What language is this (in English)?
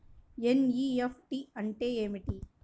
Telugu